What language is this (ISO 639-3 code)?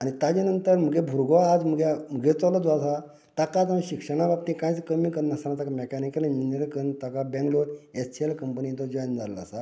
kok